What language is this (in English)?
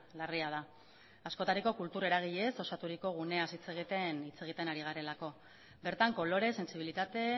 Basque